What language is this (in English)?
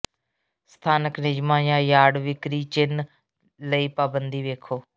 Punjabi